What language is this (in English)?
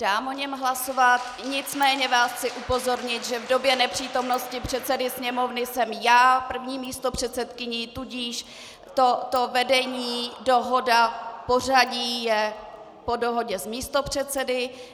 Czech